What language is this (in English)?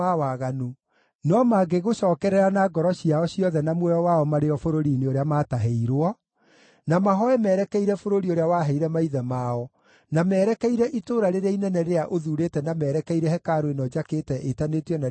Kikuyu